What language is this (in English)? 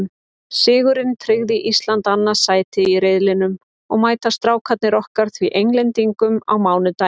Icelandic